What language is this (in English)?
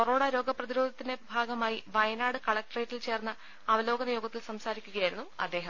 Malayalam